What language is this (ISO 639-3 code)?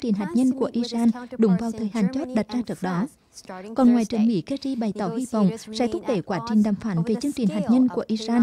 vie